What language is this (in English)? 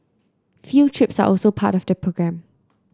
English